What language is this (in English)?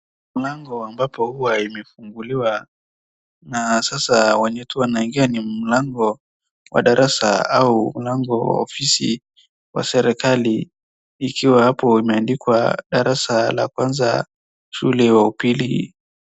Swahili